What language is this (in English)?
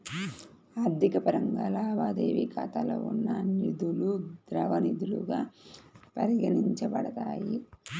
Telugu